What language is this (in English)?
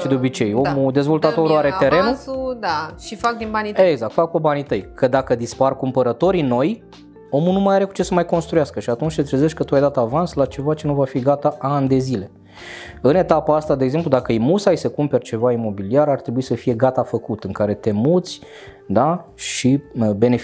Romanian